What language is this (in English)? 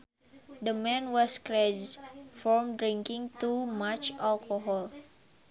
Sundanese